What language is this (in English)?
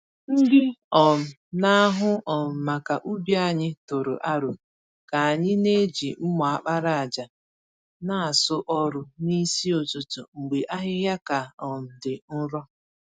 Igbo